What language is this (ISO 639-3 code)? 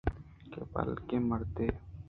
bgp